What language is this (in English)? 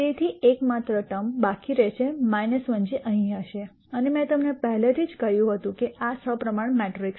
Gujarati